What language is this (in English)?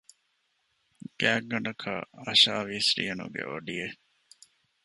Divehi